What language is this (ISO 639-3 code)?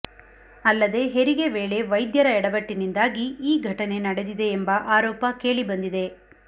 kan